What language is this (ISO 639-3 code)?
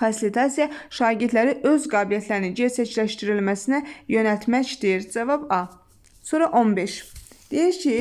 tur